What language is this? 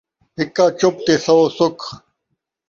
Saraiki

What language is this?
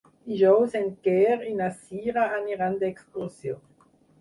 Catalan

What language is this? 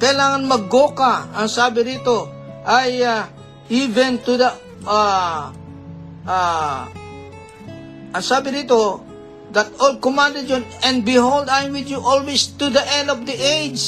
Filipino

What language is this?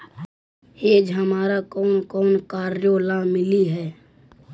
Magahi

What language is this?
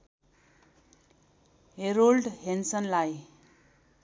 Nepali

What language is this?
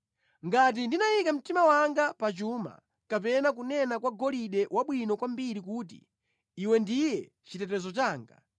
Nyanja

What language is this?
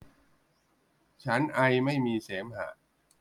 Thai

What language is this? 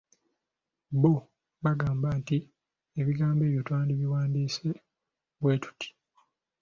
Ganda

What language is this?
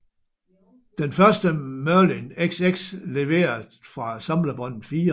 Danish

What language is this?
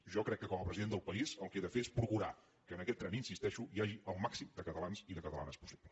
Catalan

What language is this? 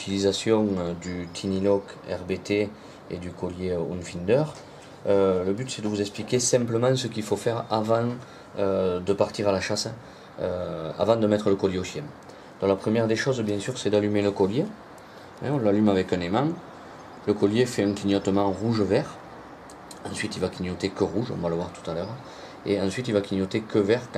French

